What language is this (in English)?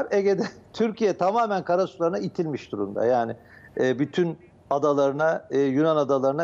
Turkish